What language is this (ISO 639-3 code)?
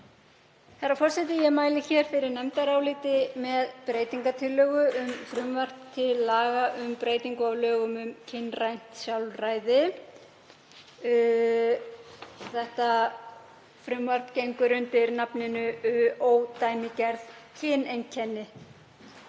isl